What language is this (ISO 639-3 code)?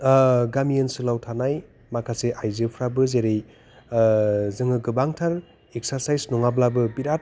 brx